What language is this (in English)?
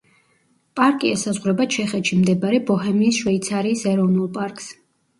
Georgian